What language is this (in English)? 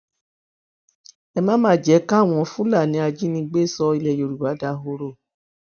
Yoruba